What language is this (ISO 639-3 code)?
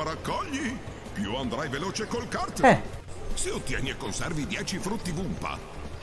ita